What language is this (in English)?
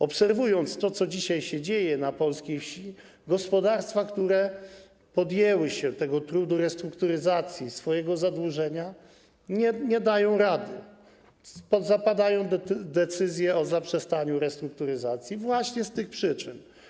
Polish